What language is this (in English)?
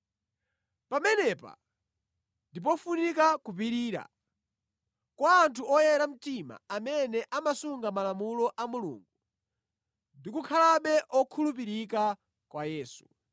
Nyanja